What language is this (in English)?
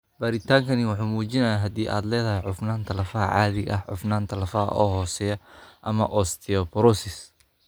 Somali